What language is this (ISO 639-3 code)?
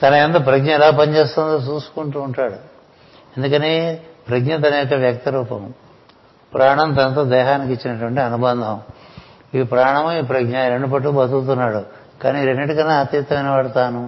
tel